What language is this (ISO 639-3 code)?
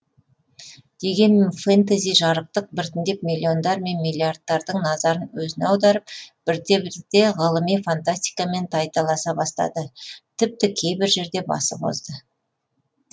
kaz